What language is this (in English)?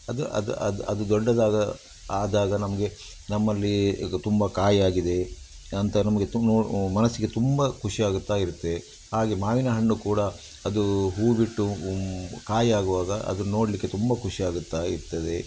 Kannada